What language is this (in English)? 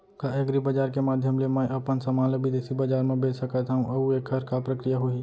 Chhattisgarhi